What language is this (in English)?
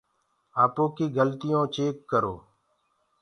Gurgula